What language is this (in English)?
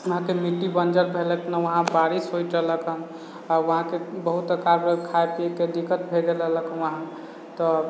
Maithili